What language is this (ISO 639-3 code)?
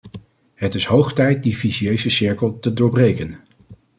nld